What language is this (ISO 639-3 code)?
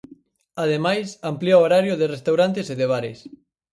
glg